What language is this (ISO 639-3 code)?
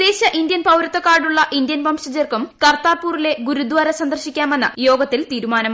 mal